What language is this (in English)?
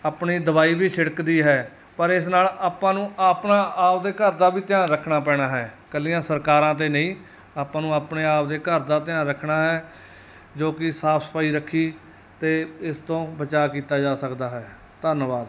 Punjabi